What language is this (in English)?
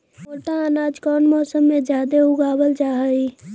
Magahi